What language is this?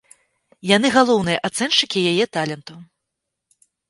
Belarusian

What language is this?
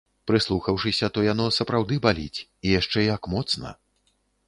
Belarusian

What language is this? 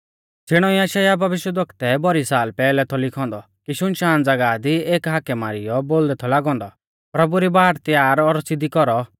Mahasu Pahari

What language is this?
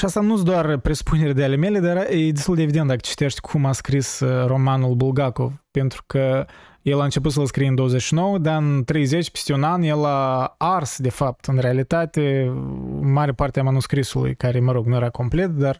Romanian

